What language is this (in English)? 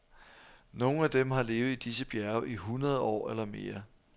Danish